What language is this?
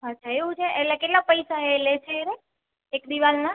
Gujarati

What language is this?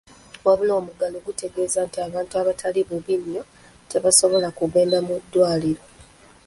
Ganda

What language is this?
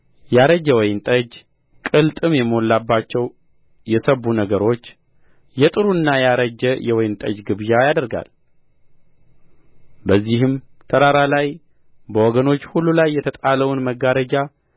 Amharic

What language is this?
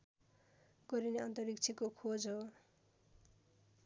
Nepali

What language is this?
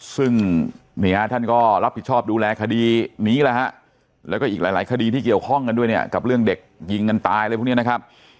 Thai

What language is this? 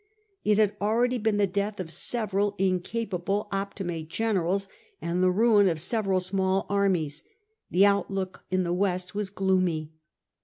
English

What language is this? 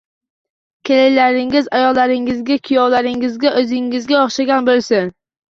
Uzbek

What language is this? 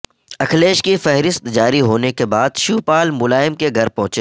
Urdu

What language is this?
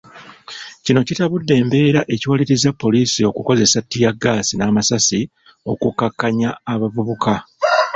Ganda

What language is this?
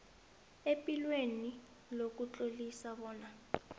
South Ndebele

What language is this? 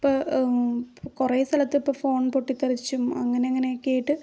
Malayalam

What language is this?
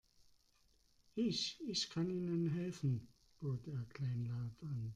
German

